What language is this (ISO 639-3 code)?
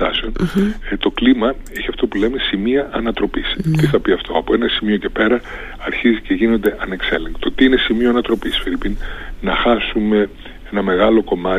ell